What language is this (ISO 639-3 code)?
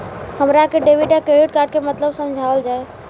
bho